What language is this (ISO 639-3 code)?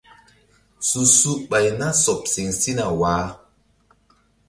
mdd